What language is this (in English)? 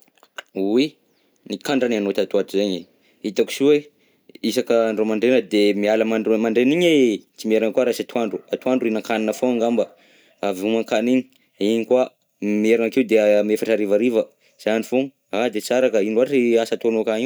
Southern Betsimisaraka Malagasy